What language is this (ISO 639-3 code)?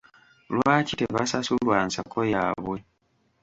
lug